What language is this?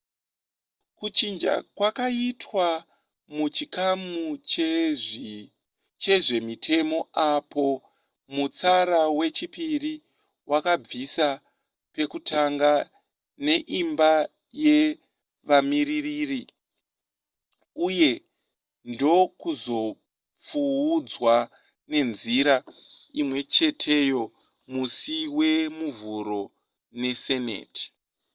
Shona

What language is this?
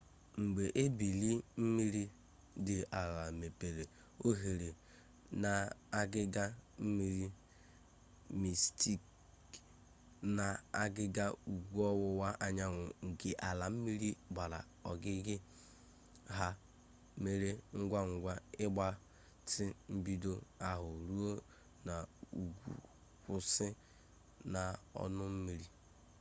Igbo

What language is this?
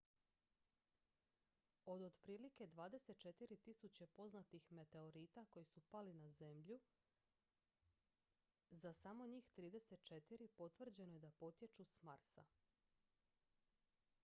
Croatian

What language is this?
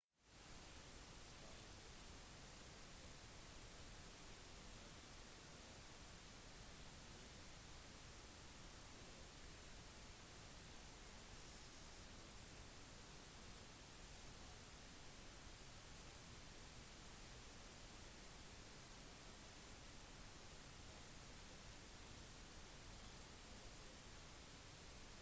Norwegian Bokmål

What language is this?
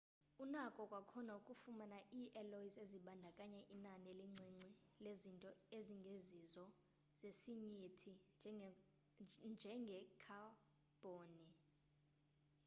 Xhosa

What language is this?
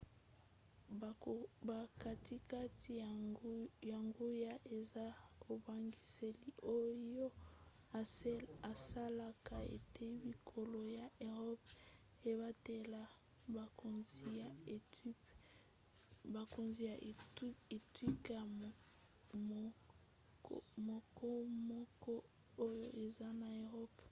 Lingala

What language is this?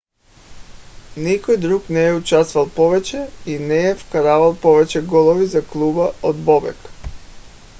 Bulgarian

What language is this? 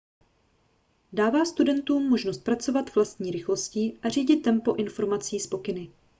Czech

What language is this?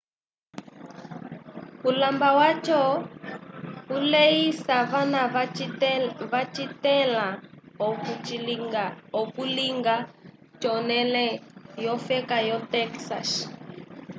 Umbundu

